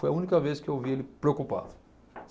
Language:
Portuguese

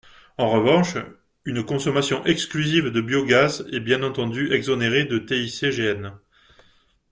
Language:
French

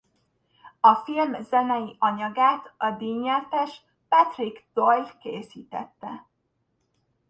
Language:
Hungarian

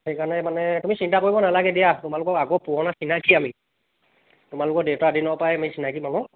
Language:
Assamese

